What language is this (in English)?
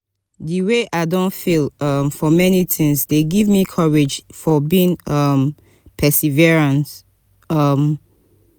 Nigerian Pidgin